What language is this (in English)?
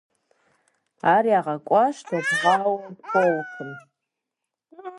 Kabardian